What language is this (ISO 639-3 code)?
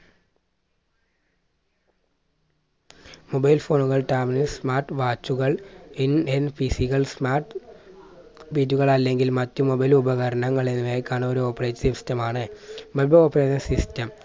mal